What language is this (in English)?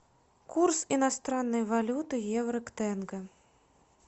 Russian